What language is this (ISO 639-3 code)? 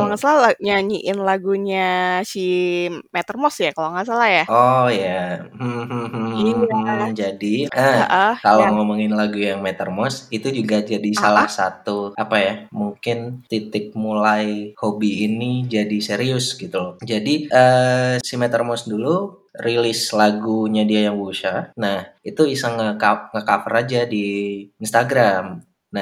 ind